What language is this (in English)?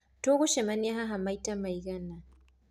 Kikuyu